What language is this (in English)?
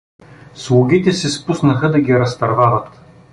Bulgarian